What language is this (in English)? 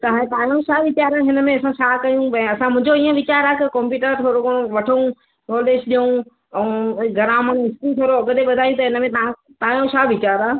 Sindhi